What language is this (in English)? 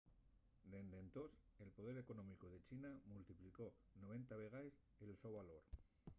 Asturian